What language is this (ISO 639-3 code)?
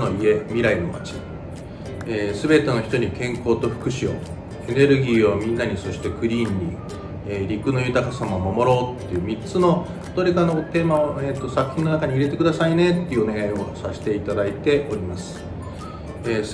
jpn